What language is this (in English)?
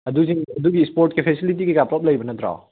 Manipuri